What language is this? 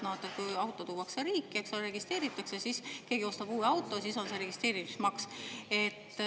Estonian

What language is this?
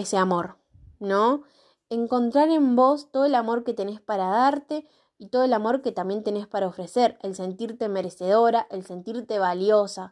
Spanish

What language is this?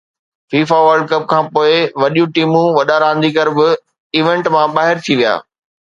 Sindhi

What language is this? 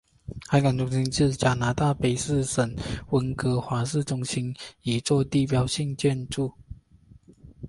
Chinese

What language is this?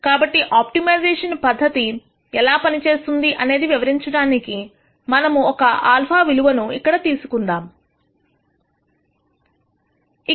Telugu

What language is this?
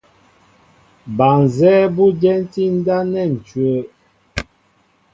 Mbo (Cameroon)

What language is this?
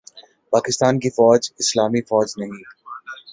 Urdu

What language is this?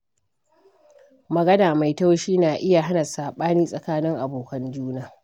Hausa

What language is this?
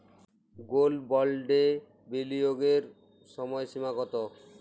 Bangla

